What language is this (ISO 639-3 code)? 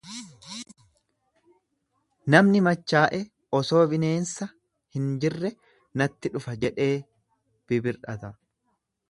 orm